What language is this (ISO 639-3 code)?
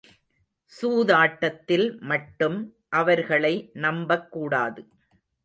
tam